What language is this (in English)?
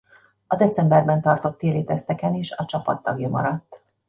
Hungarian